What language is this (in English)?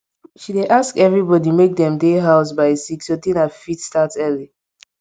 Nigerian Pidgin